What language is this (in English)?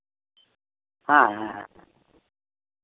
Santali